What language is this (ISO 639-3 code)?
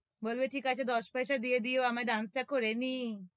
ben